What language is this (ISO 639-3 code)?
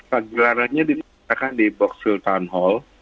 ind